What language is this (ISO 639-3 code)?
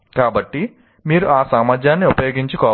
tel